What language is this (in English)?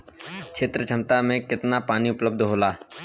Bhojpuri